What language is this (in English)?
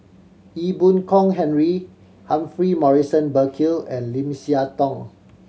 English